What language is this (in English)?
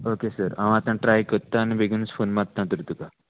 Konkani